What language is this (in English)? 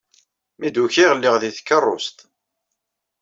Kabyle